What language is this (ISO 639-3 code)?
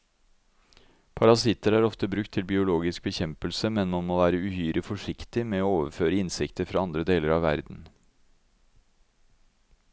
nor